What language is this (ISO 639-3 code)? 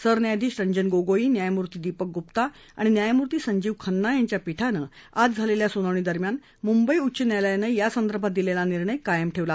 mar